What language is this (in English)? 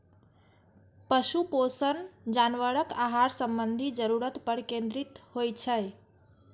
Maithili